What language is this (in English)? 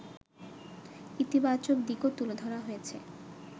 Bangla